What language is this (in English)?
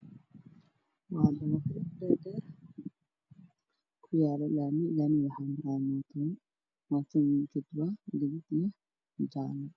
Somali